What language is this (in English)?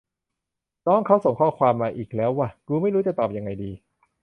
Thai